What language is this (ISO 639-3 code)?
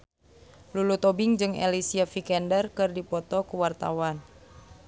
sun